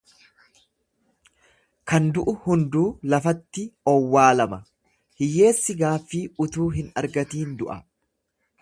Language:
Oromo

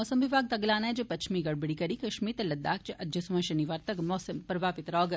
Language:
Dogri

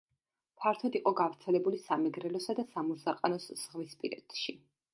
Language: Georgian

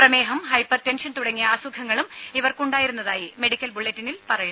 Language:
Malayalam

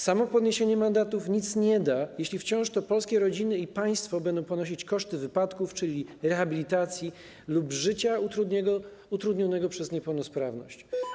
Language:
Polish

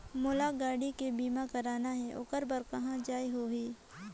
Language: Chhattisgarhi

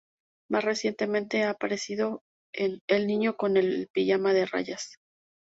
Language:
Spanish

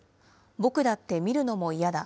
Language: Japanese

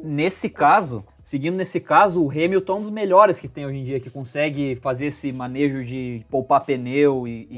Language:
Portuguese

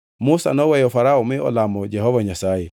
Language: Luo (Kenya and Tanzania)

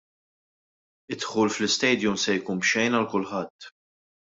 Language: Maltese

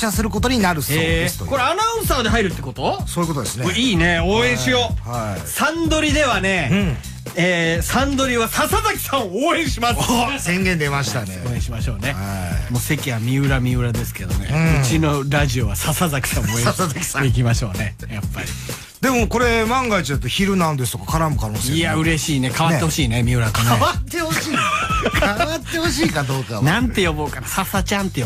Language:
Japanese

